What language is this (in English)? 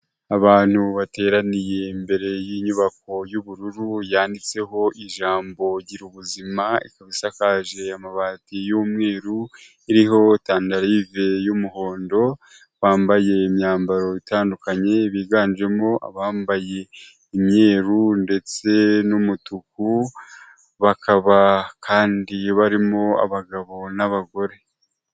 Kinyarwanda